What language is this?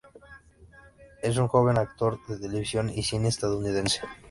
Spanish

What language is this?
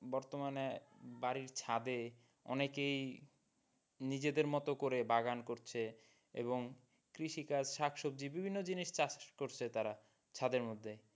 Bangla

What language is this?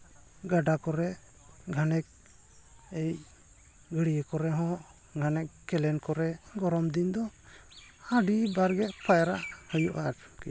Santali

